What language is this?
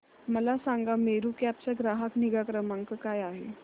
Marathi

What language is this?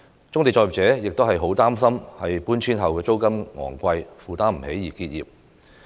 Cantonese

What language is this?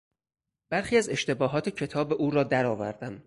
Persian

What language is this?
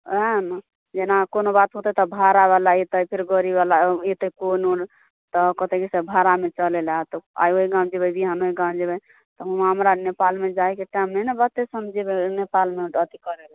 Maithili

